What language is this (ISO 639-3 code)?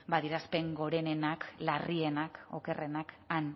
eus